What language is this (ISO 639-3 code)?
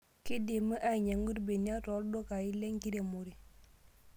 mas